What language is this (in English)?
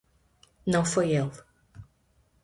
Portuguese